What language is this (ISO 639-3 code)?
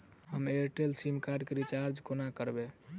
mai